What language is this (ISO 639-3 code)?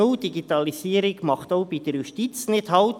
gsw